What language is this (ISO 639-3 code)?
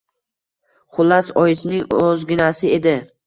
uzb